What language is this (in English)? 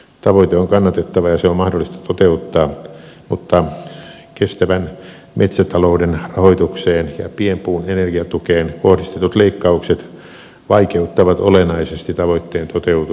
Finnish